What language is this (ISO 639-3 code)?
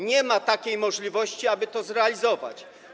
pol